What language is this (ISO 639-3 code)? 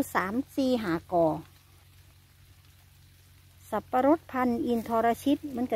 tha